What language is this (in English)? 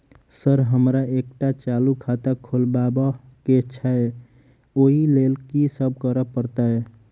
Maithili